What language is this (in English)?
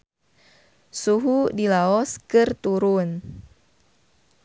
Sundanese